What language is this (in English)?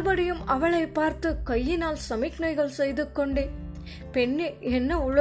Tamil